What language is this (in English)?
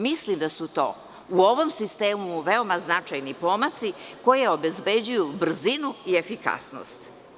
Serbian